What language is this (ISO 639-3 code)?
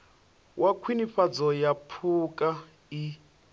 ven